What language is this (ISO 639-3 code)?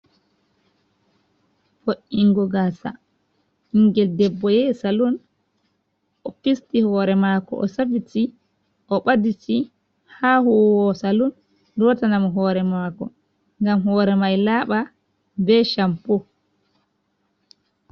ful